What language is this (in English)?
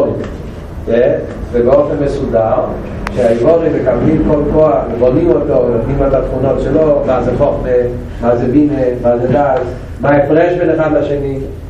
Hebrew